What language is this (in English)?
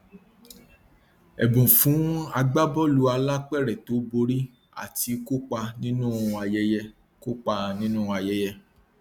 Yoruba